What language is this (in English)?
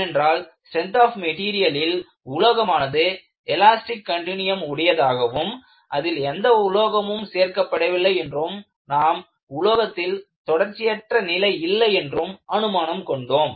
Tamil